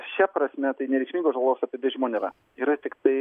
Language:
Lithuanian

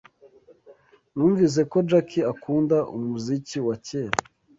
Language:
Kinyarwanda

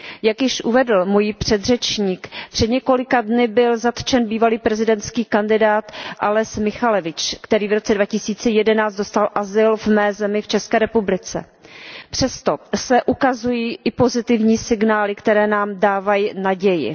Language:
Czech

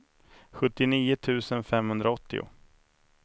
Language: Swedish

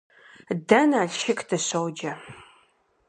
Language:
Kabardian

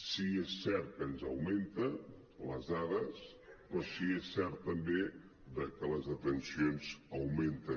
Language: Catalan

